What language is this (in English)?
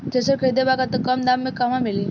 Bhojpuri